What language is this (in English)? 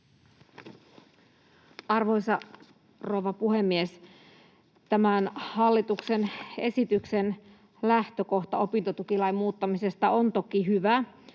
Finnish